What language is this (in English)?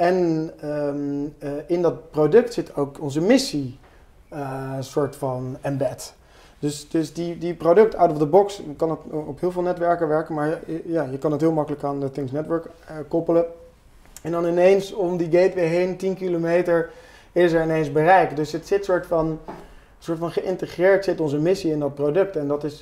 Dutch